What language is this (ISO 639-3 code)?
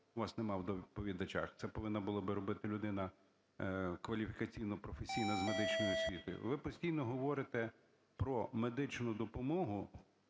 ukr